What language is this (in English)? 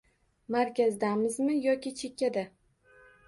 Uzbek